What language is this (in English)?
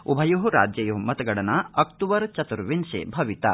Sanskrit